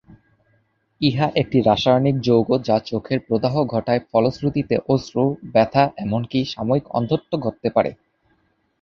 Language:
Bangla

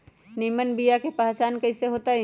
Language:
Magahi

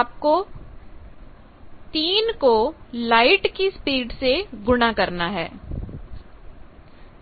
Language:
Hindi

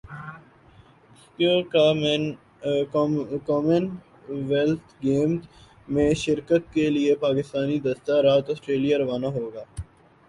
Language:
Urdu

